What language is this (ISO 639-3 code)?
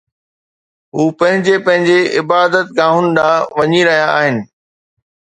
snd